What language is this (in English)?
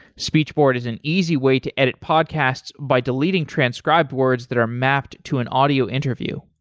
English